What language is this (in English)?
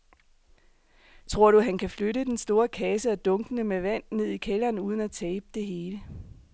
Danish